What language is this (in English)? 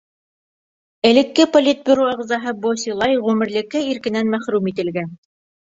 Bashkir